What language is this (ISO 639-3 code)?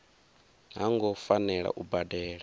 ven